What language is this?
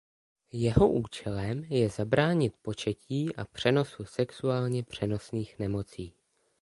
Czech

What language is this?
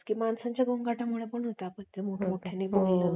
Marathi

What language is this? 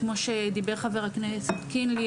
Hebrew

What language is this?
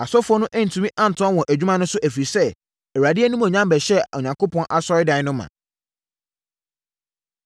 Akan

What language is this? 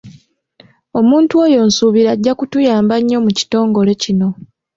Ganda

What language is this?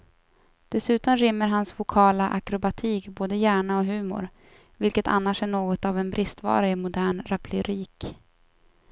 Swedish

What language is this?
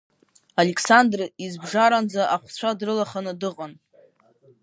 Abkhazian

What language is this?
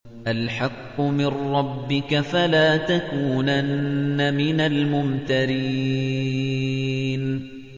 Arabic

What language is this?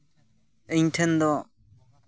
Santali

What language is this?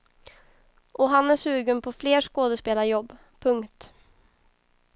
Swedish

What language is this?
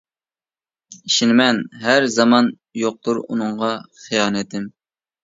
Uyghur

